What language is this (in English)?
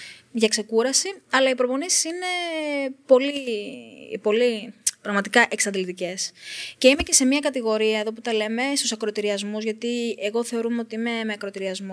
Greek